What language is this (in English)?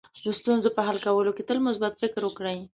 Pashto